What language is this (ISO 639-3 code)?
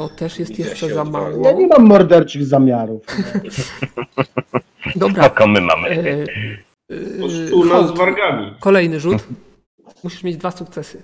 pol